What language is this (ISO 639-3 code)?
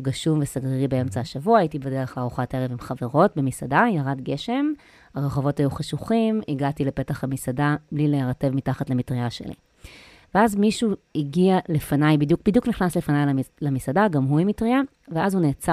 heb